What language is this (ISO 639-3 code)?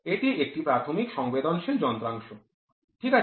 ben